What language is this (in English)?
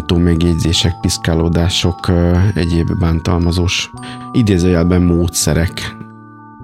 Hungarian